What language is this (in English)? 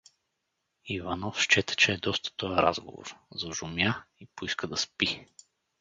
Bulgarian